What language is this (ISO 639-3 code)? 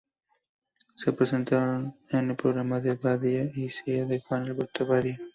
spa